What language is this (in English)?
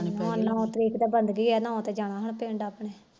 Punjabi